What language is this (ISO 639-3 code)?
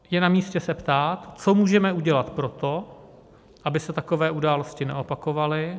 ces